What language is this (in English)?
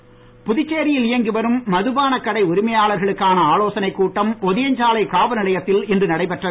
Tamil